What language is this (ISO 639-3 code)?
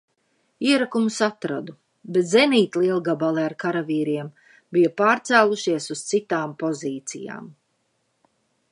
lav